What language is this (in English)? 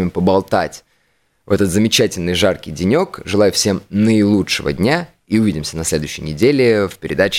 Russian